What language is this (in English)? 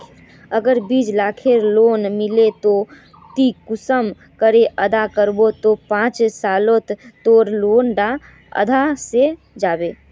Magahi